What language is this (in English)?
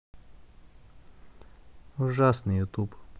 Russian